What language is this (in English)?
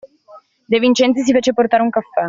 Italian